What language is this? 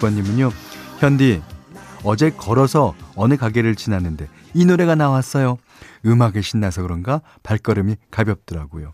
Korean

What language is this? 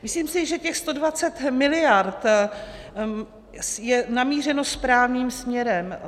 Czech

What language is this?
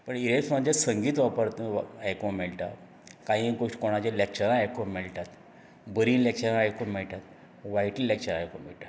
Konkani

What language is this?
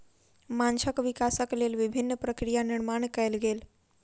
Maithili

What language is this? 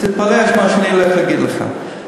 Hebrew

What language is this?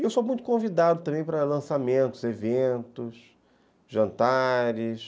Portuguese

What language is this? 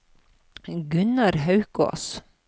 Norwegian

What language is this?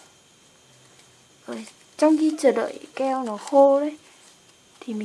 Vietnamese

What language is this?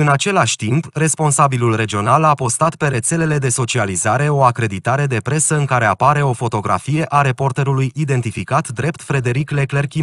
Romanian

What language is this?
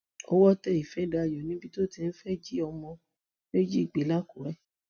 Yoruba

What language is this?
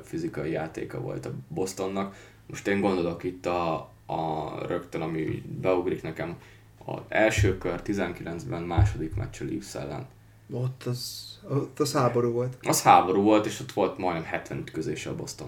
Hungarian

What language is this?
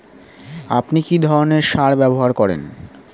Bangla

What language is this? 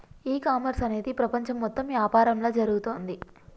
Telugu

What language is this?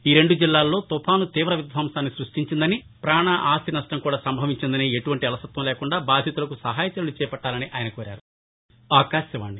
Telugu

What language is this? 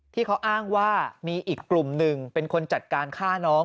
Thai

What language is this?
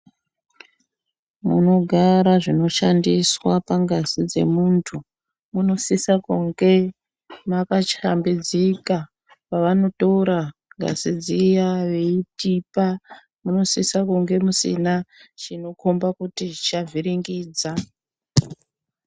Ndau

